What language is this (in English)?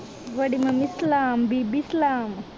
Punjabi